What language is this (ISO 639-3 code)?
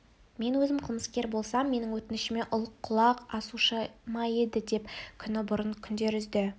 kaz